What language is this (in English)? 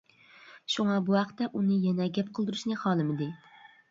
Uyghur